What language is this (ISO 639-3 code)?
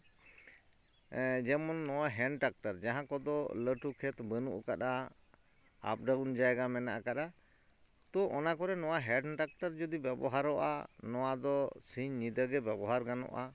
sat